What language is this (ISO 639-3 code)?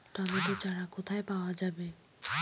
ben